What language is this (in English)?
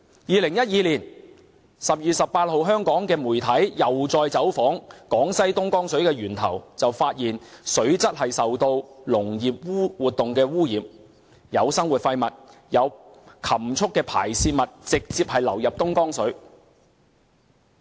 Cantonese